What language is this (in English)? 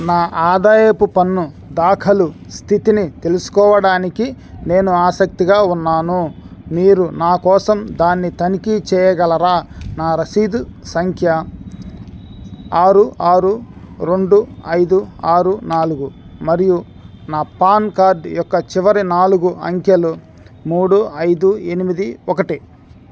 Telugu